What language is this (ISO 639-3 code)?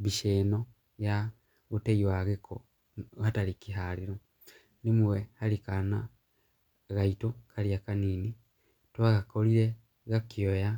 kik